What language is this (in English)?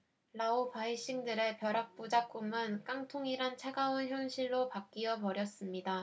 Korean